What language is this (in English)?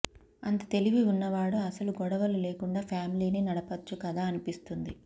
Telugu